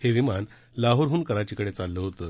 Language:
Marathi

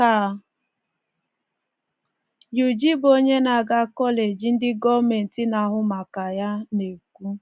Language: Igbo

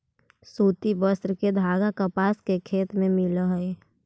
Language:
Magahi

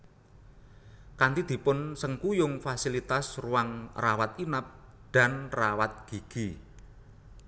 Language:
Javanese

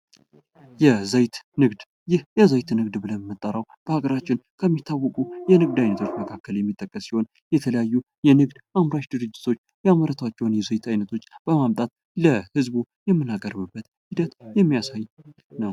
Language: Amharic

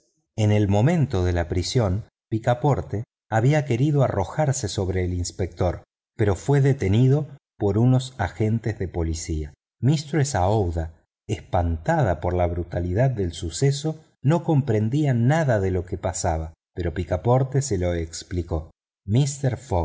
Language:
Spanish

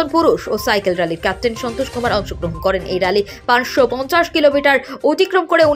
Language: Hindi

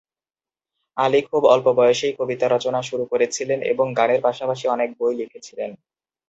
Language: Bangla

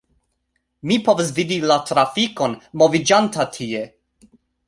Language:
Esperanto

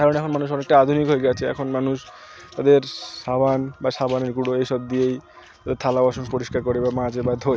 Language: Bangla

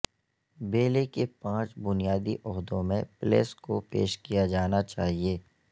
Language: Urdu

